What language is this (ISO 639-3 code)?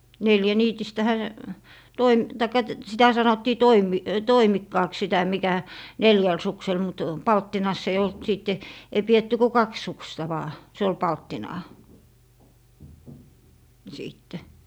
fin